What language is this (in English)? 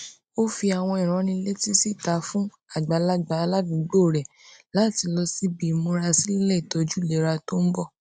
Yoruba